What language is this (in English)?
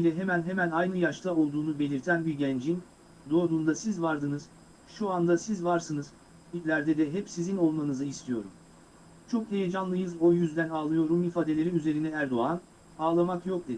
Turkish